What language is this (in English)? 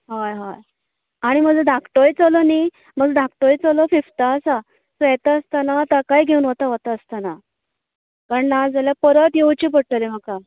Konkani